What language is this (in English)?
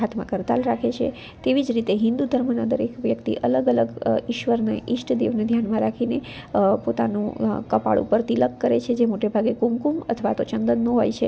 Gujarati